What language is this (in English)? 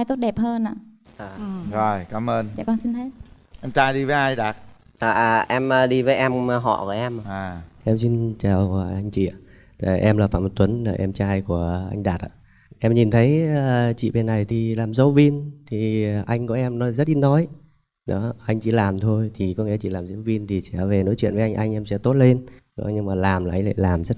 Vietnamese